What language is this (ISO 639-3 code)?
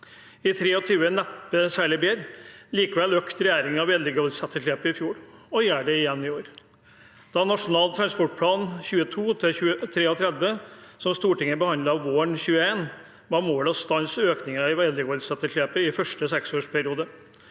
nor